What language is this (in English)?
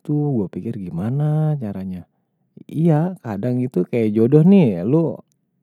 Betawi